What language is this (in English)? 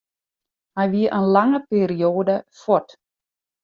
Western Frisian